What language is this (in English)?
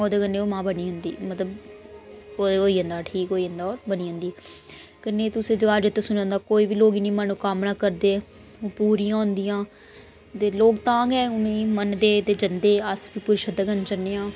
Dogri